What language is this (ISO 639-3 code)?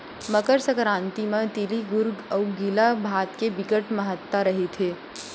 hne